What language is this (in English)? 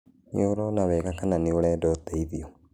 Kikuyu